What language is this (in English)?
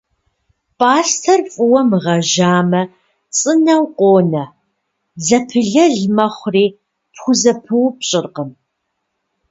Kabardian